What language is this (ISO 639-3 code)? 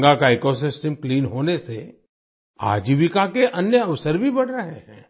hin